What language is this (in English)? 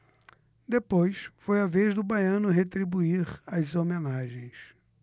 Portuguese